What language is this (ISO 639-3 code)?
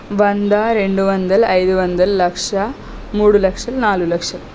tel